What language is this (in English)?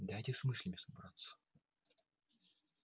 Russian